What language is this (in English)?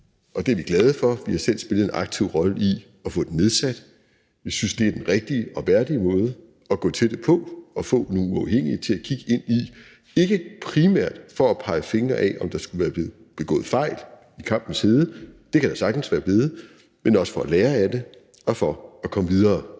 Danish